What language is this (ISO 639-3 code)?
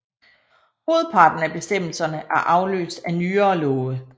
dan